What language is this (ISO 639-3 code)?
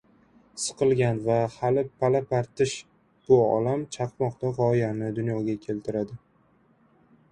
uzb